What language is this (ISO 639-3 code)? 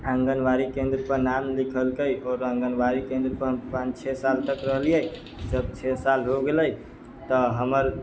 mai